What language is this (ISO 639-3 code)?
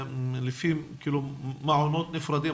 heb